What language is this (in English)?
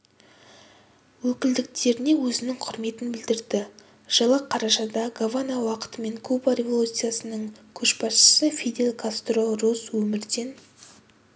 Kazakh